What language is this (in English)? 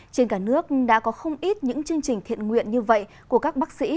Vietnamese